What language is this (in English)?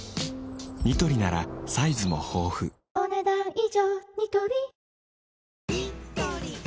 Japanese